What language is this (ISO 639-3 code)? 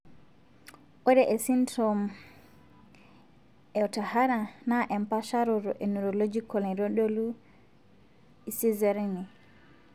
mas